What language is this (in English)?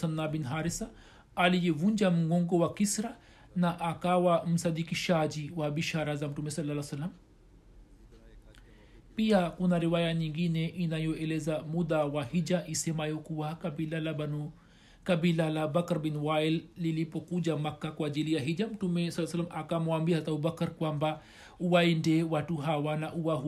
Swahili